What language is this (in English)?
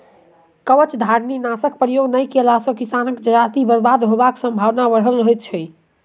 Maithili